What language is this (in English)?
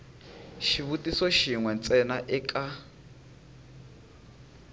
Tsonga